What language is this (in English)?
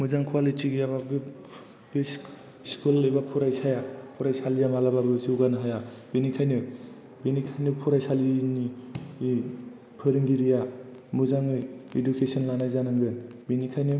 Bodo